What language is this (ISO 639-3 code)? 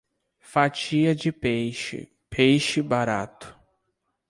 por